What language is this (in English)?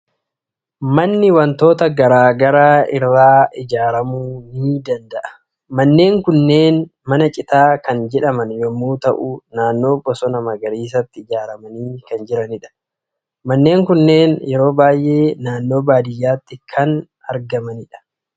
Oromo